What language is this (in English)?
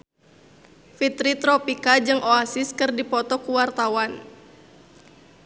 Sundanese